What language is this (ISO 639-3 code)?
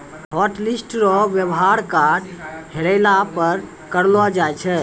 mai